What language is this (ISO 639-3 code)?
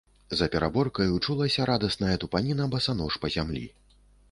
bel